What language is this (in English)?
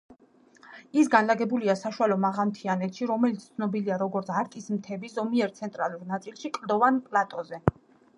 Georgian